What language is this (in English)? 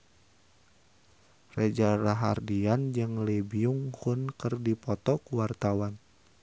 Sundanese